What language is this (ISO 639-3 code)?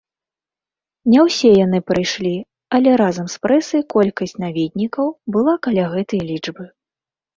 bel